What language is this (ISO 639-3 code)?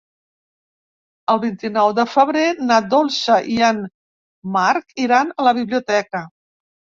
cat